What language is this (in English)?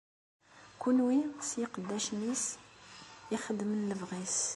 Kabyle